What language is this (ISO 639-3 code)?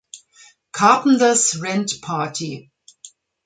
deu